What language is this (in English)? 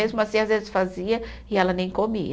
Portuguese